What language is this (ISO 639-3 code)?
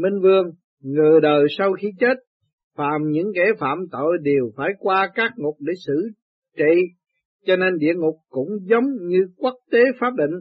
vie